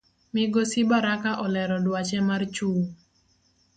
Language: Luo (Kenya and Tanzania)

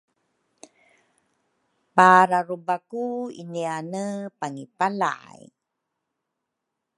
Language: Rukai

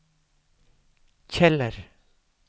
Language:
Norwegian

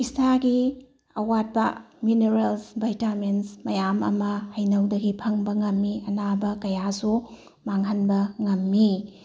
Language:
Manipuri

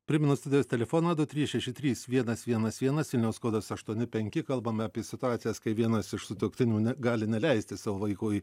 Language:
Lithuanian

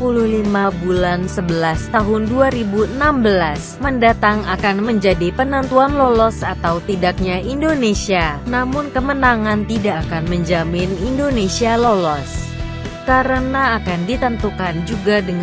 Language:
Indonesian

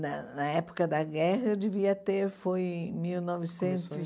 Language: Portuguese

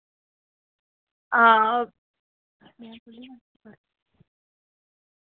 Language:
Dogri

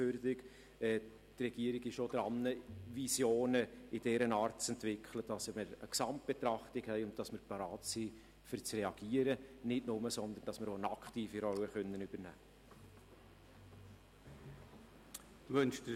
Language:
Swiss German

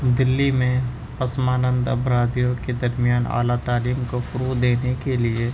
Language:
Urdu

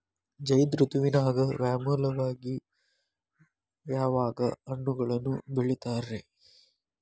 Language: Kannada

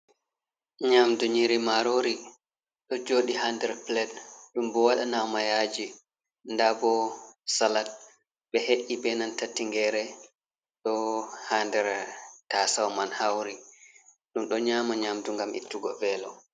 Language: Fula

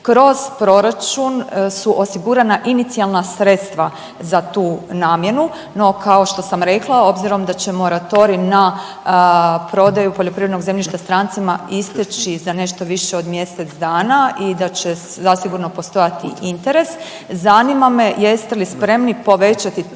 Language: Croatian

